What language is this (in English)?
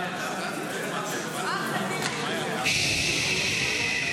Hebrew